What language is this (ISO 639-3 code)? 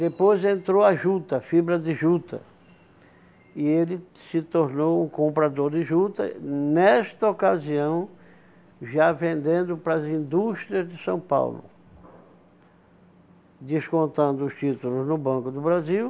por